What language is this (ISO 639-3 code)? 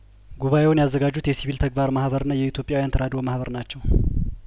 amh